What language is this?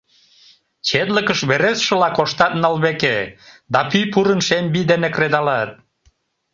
Mari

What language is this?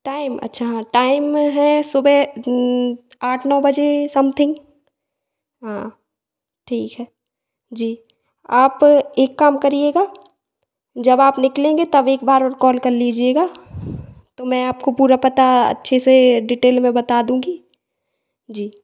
Hindi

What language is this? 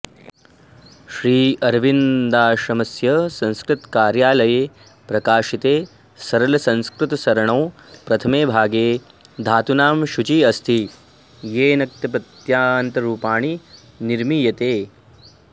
Sanskrit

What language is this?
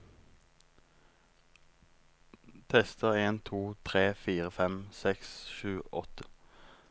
Norwegian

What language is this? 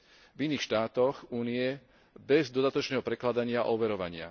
Slovak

